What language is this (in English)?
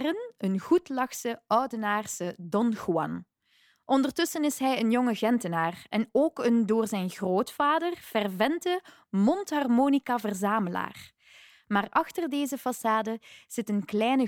Dutch